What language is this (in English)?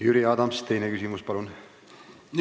Estonian